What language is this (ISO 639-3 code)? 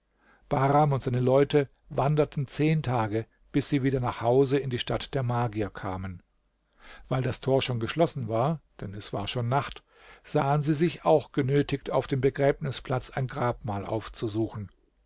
deu